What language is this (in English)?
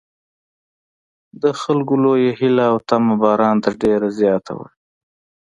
Pashto